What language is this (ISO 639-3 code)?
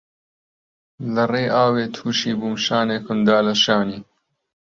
ckb